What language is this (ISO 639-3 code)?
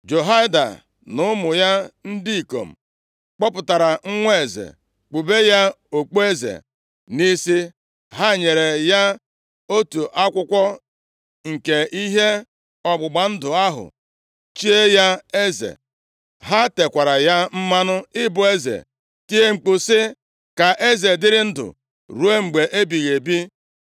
ibo